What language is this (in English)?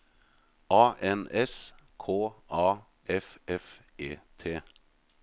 Norwegian